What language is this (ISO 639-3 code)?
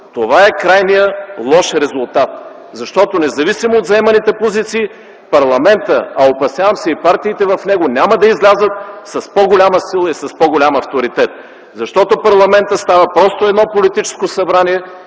bul